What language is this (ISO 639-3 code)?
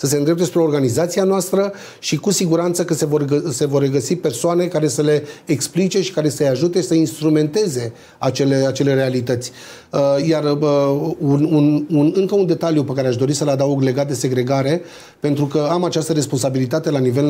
ron